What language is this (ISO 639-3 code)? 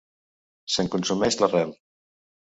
cat